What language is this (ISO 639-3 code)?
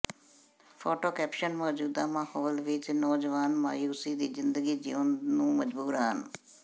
pan